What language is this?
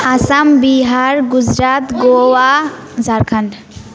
Nepali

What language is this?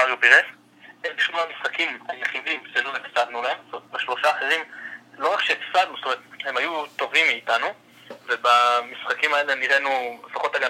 Hebrew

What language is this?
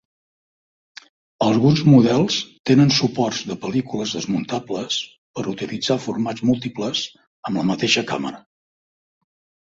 Catalan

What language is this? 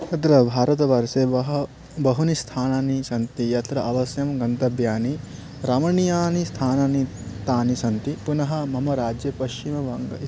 Sanskrit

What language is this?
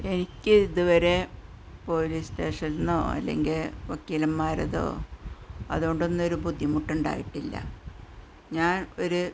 Malayalam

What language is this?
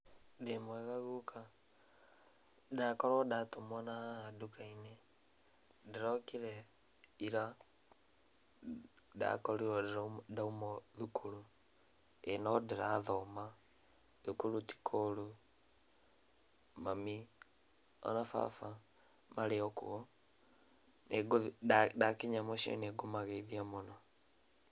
Kikuyu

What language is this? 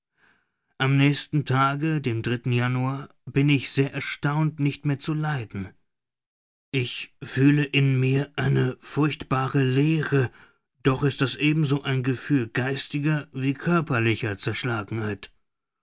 German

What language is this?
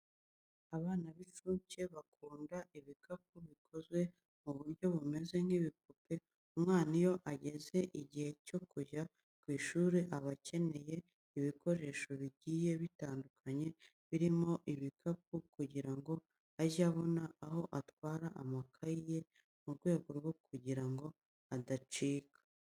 Kinyarwanda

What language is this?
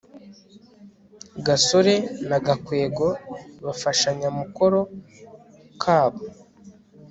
Kinyarwanda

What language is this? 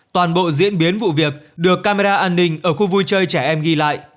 Vietnamese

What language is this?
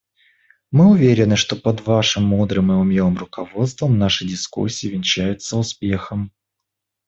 Russian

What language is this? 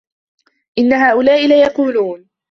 Arabic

